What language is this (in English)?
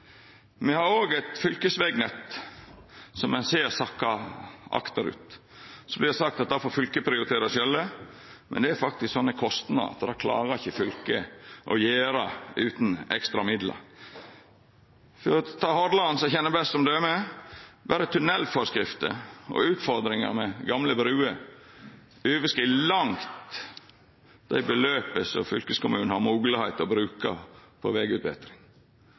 Norwegian Nynorsk